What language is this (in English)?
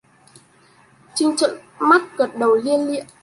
Vietnamese